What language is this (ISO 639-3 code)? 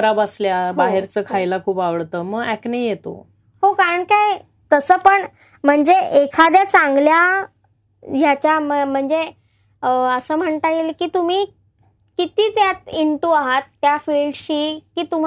mar